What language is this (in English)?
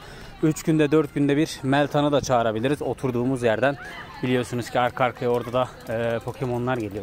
Turkish